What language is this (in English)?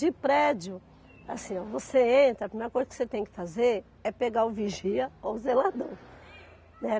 Portuguese